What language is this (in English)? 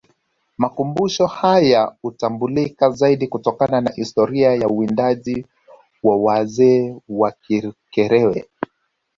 Swahili